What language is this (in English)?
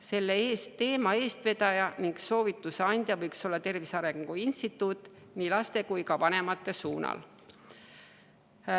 Estonian